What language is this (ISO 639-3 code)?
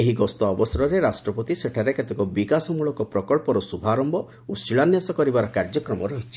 ori